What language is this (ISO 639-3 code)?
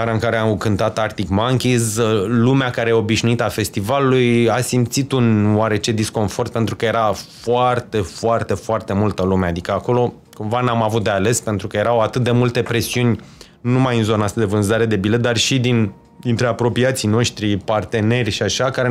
ron